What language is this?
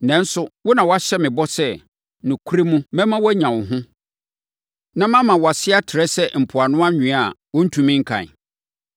Akan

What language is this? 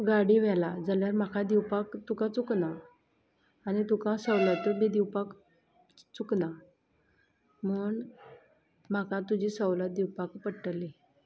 Konkani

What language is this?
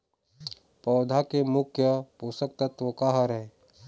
Chhattisgarhi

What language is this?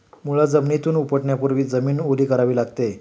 Marathi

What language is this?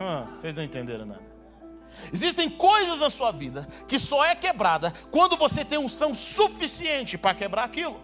Portuguese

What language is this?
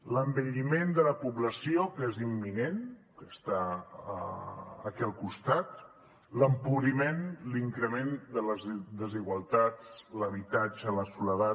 Catalan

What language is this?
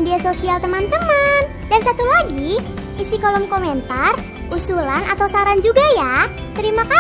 Indonesian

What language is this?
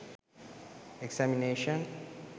Sinhala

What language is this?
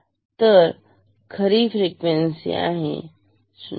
Marathi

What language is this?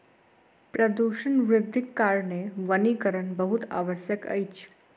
Maithili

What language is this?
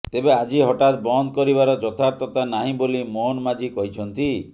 Odia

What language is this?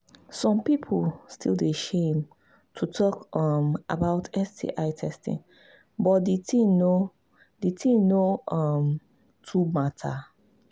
Nigerian Pidgin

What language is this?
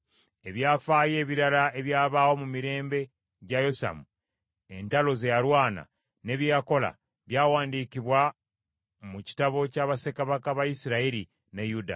Ganda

